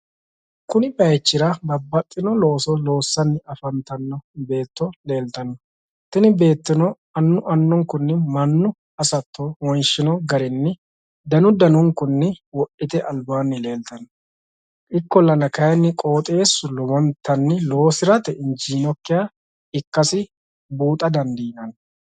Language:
Sidamo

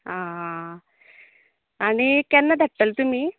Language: Konkani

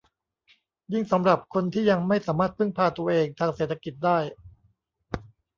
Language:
Thai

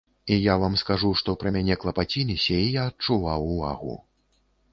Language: Belarusian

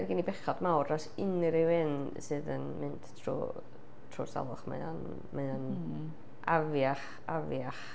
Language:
Welsh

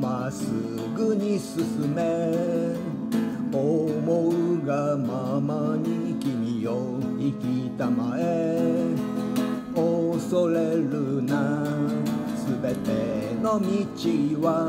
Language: Japanese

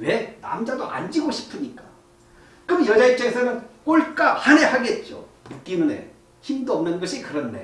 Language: Korean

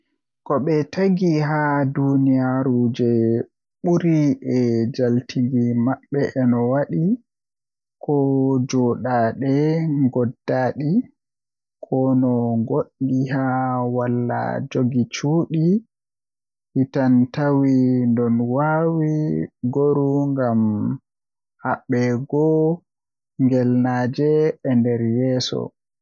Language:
Western Niger Fulfulde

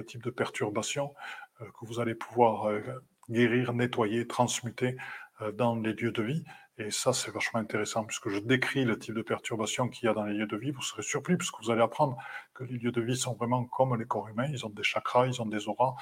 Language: French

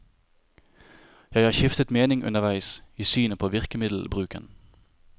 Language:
Norwegian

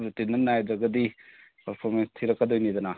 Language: Manipuri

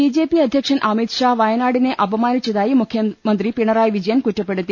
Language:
Malayalam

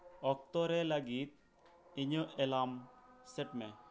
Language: Santali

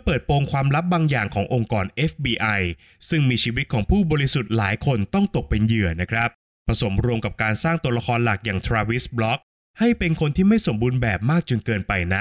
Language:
Thai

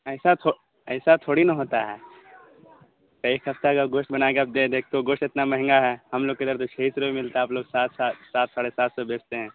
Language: Urdu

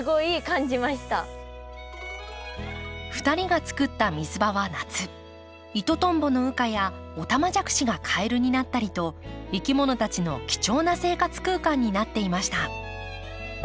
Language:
Japanese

